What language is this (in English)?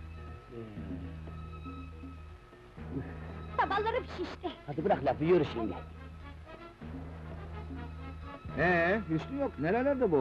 Turkish